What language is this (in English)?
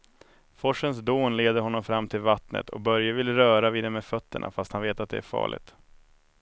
Swedish